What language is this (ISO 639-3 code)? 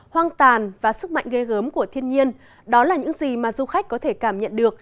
vie